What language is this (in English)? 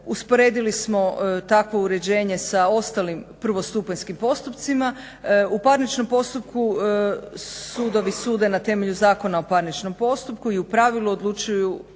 Croatian